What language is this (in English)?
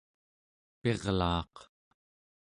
Central Yupik